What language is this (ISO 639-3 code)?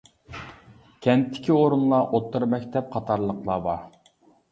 uig